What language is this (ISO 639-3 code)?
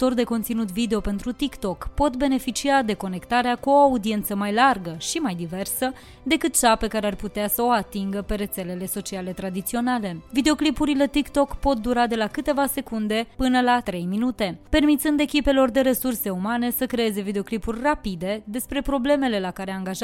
ron